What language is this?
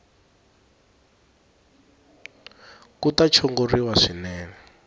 Tsonga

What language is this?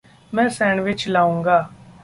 Hindi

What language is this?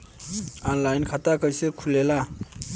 Bhojpuri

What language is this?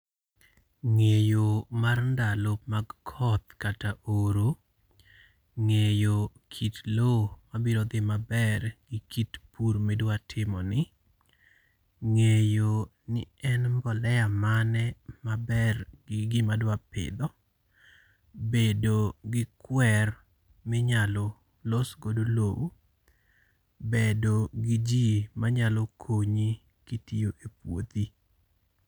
Luo (Kenya and Tanzania)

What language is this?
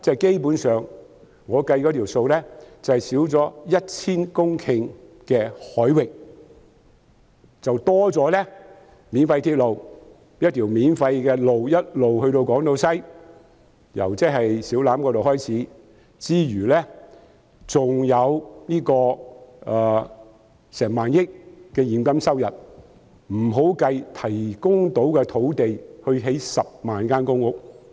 Cantonese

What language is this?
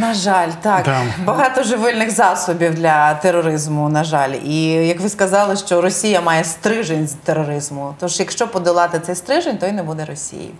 Ukrainian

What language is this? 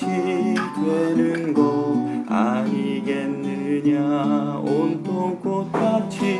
Korean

